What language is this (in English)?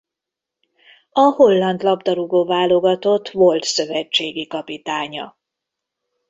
Hungarian